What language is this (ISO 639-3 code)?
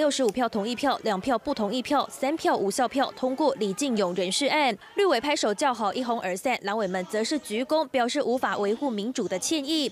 zho